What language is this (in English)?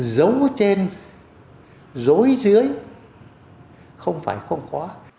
Vietnamese